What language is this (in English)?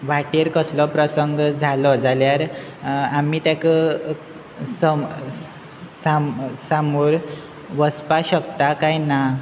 Konkani